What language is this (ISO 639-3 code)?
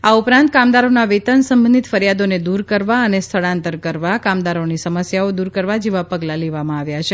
guj